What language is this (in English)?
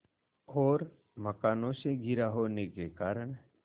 Hindi